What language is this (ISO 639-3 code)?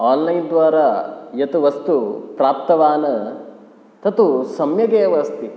san